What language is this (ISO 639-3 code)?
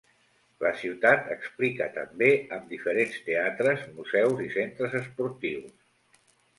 cat